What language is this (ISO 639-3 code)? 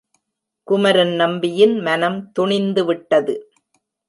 tam